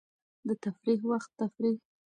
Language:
Pashto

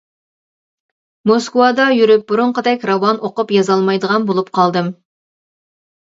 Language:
Uyghur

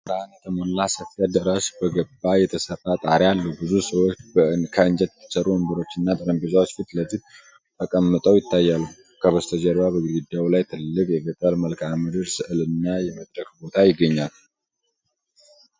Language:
Amharic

